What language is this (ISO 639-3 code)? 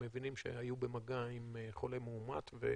heb